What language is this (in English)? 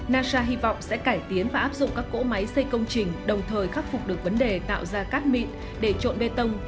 Vietnamese